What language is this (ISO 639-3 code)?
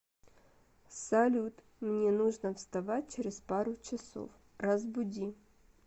rus